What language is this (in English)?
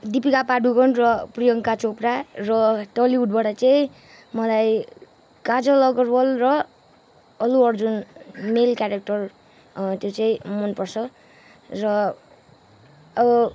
Nepali